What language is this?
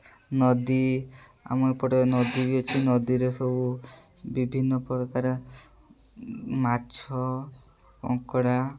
Odia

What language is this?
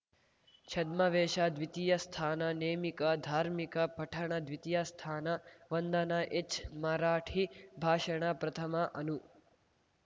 Kannada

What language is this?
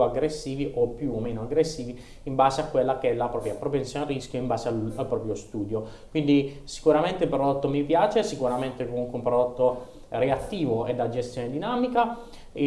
Italian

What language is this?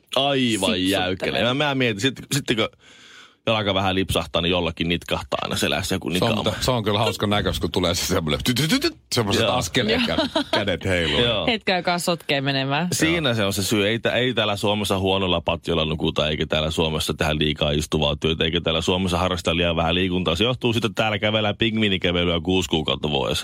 Finnish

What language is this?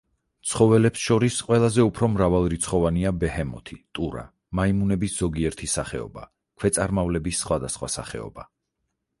Georgian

